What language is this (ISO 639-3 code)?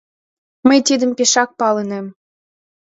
chm